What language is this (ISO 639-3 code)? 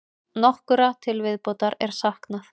isl